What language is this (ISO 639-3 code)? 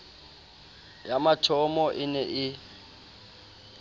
sot